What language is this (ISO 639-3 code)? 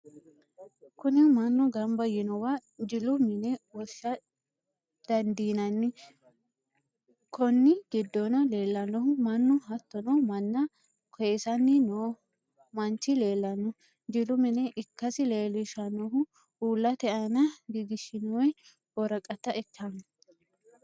sid